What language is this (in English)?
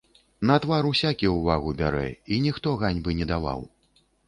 Belarusian